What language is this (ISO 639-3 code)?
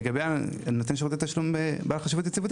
heb